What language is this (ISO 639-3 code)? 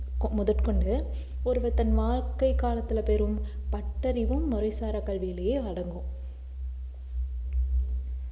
tam